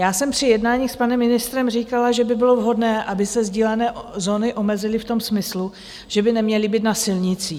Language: Czech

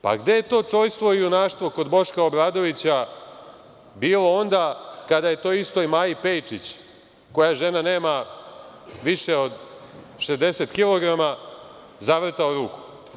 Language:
Serbian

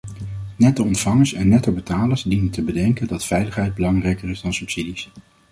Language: Dutch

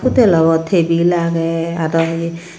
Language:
Chakma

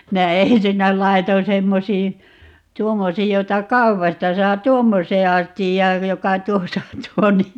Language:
Finnish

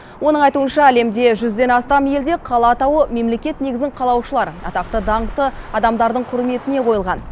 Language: Kazakh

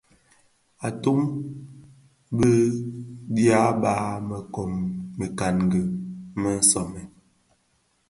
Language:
Bafia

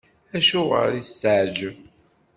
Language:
Kabyle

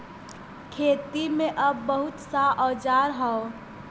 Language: Bhojpuri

